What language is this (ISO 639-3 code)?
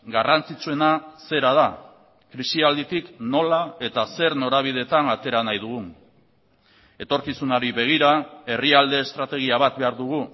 eus